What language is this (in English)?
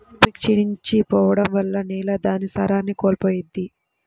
Telugu